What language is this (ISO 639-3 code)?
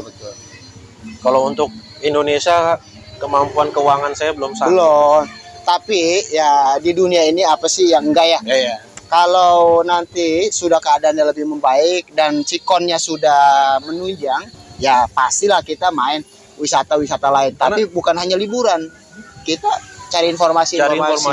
ind